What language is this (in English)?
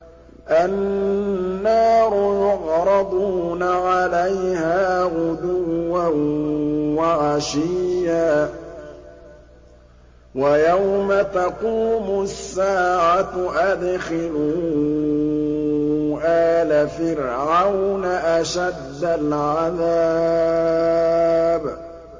Arabic